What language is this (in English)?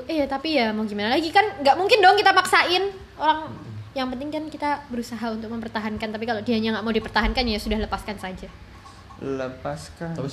Indonesian